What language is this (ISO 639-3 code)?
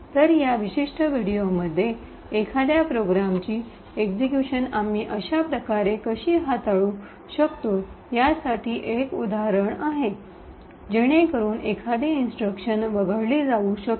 mar